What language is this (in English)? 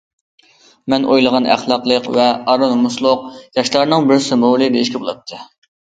Uyghur